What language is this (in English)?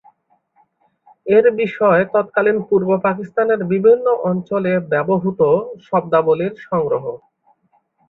Bangla